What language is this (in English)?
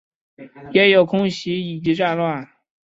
Chinese